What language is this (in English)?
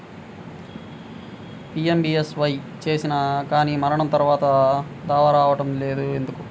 Telugu